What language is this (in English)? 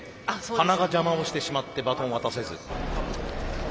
Japanese